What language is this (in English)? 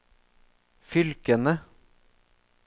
Norwegian